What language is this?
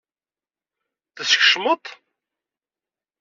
Kabyle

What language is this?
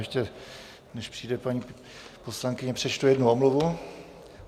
Czech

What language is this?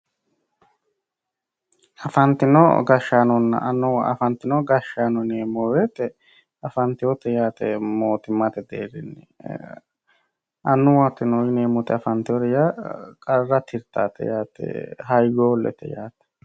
Sidamo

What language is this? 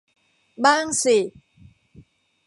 Thai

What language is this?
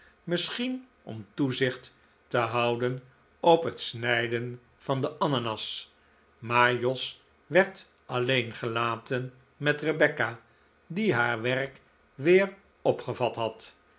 Dutch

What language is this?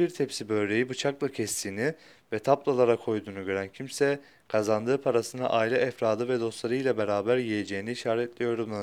Turkish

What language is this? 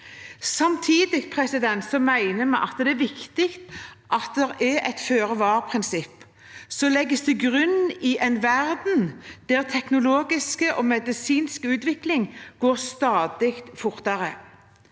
Norwegian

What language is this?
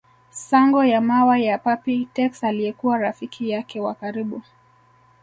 Swahili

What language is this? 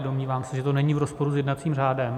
Czech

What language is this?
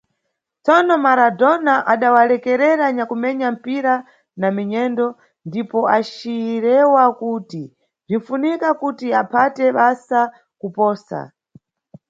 Nyungwe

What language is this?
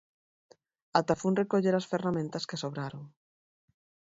Galician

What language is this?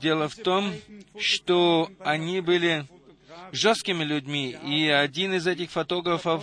Russian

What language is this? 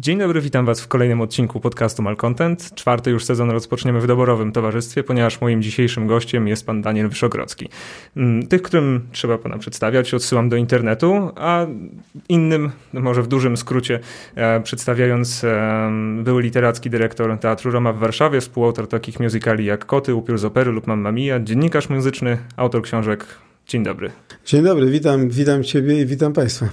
Polish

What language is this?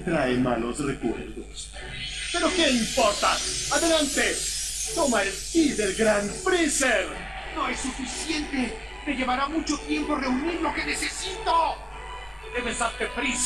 Spanish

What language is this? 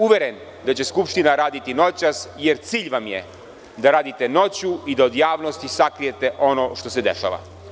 Serbian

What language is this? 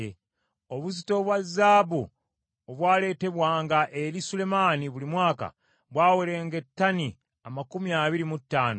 Ganda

